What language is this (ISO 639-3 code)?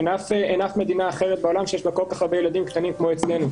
heb